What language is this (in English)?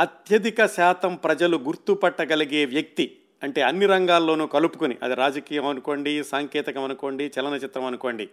Telugu